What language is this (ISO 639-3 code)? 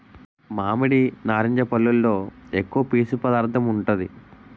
tel